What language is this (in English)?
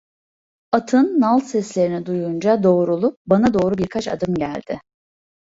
Turkish